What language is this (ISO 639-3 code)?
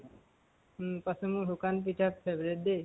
asm